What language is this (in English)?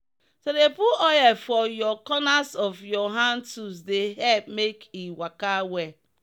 Nigerian Pidgin